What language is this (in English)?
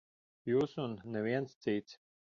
Latvian